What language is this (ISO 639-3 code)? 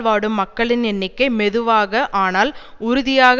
tam